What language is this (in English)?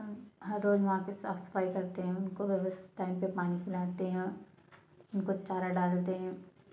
Hindi